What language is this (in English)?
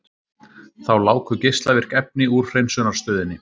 Icelandic